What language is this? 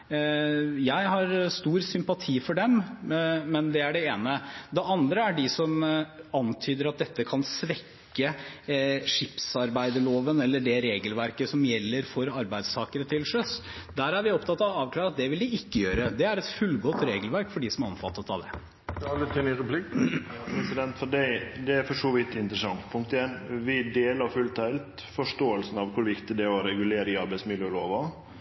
Norwegian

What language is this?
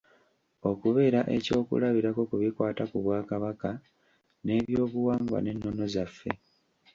Ganda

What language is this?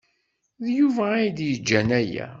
Kabyle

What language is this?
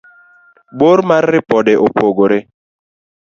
Luo (Kenya and Tanzania)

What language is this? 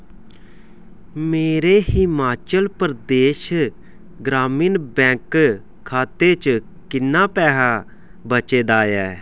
Dogri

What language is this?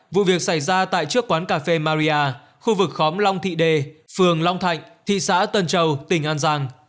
Vietnamese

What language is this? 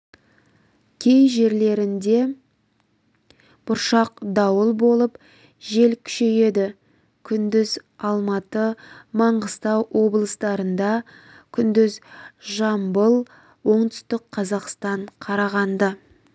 Kazakh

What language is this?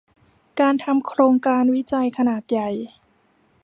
Thai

